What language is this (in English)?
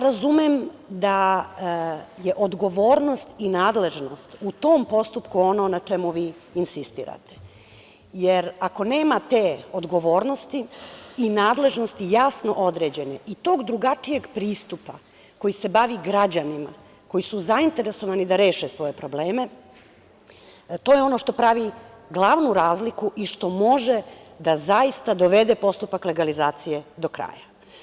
Serbian